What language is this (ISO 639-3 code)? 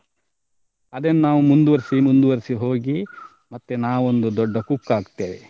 kan